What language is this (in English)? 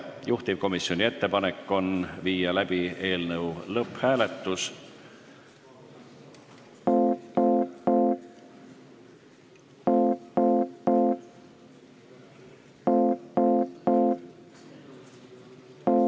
Estonian